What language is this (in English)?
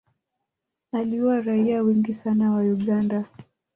Swahili